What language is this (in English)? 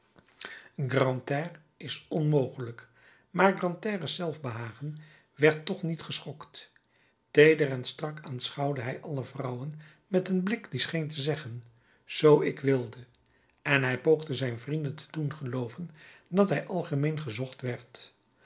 Dutch